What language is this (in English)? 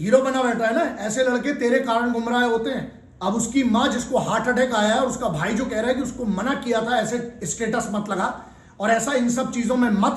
Hindi